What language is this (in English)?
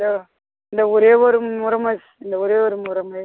Tamil